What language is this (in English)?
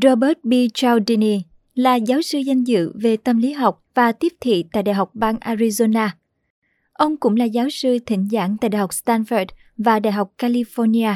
Vietnamese